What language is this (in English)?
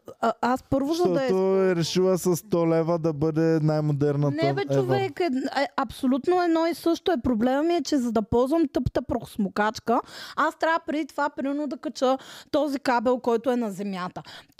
Bulgarian